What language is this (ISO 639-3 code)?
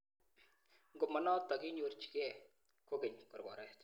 kln